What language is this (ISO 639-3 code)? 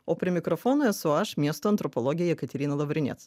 lit